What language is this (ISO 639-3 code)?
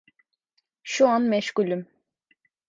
tur